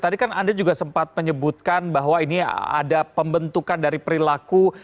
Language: Indonesian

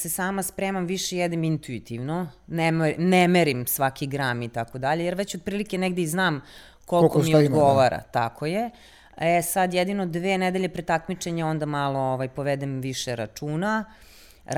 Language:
Croatian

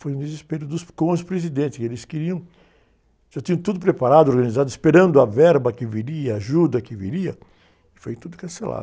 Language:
Portuguese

